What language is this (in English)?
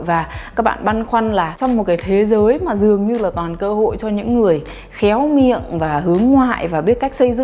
Vietnamese